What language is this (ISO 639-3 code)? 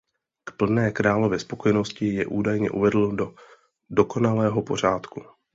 ces